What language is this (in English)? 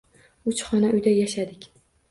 Uzbek